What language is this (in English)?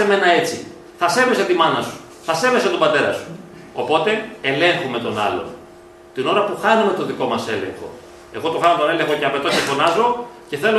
Greek